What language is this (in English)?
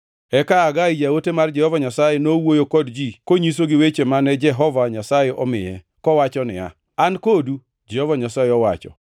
Luo (Kenya and Tanzania)